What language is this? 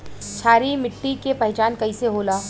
Bhojpuri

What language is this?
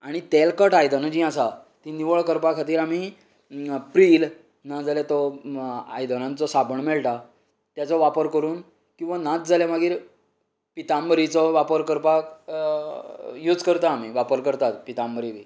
Konkani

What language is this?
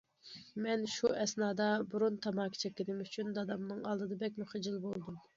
Uyghur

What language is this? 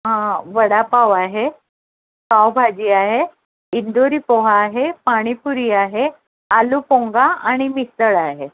Marathi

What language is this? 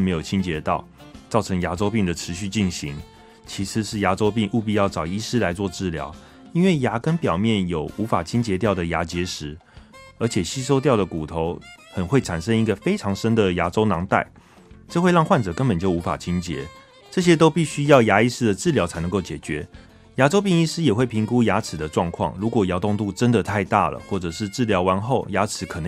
Chinese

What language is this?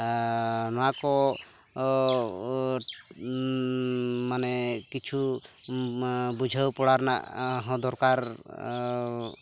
Santali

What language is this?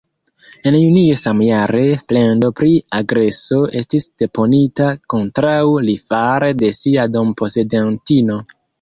Esperanto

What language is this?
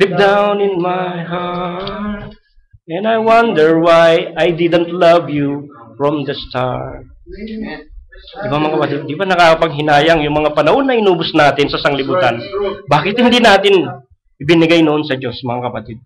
Filipino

